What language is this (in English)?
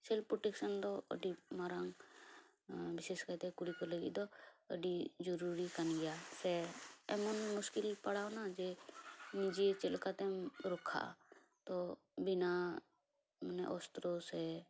Santali